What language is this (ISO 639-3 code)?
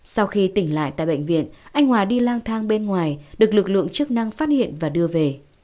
vie